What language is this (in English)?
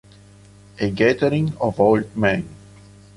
Italian